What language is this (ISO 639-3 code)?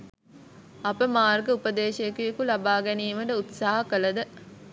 sin